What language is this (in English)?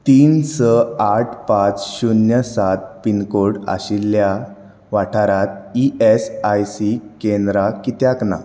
Konkani